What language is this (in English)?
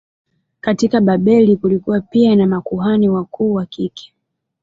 Swahili